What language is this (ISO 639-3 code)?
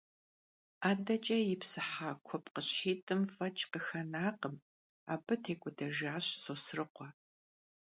kbd